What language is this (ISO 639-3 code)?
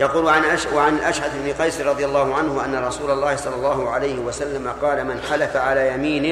ara